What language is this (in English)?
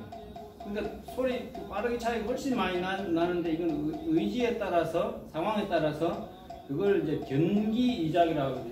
Korean